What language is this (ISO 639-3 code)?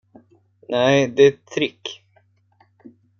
swe